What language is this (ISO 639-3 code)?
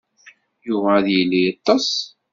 kab